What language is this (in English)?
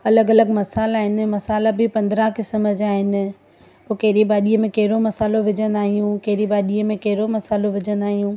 Sindhi